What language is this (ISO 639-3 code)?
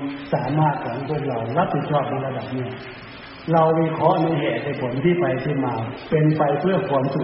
tha